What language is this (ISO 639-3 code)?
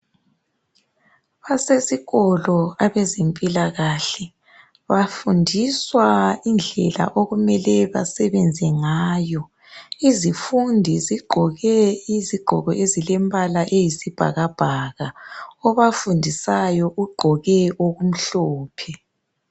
nde